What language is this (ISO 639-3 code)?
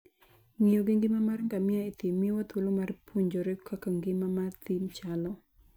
luo